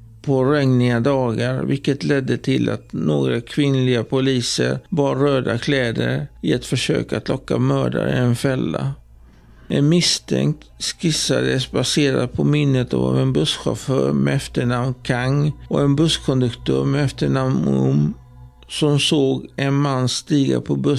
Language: Swedish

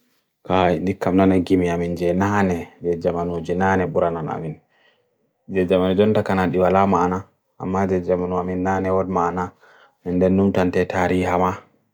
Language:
Bagirmi Fulfulde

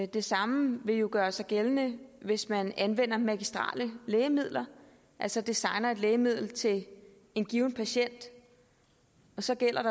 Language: Danish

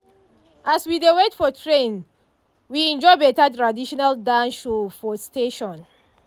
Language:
Nigerian Pidgin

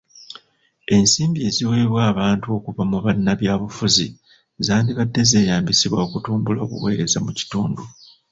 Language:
Ganda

